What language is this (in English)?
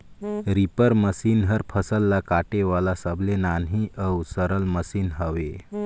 Chhattisgarhi